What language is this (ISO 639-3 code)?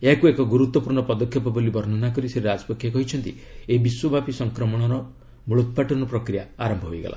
ori